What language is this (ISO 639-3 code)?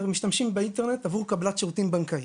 heb